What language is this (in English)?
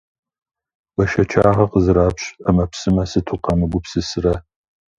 Kabardian